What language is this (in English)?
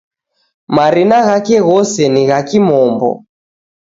Taita